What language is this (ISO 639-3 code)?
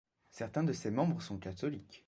fra